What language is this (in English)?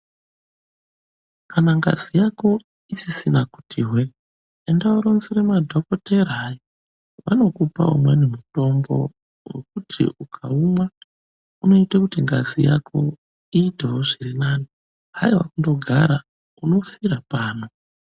Ndau